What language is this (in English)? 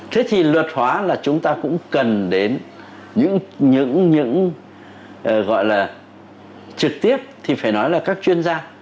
Vietnamese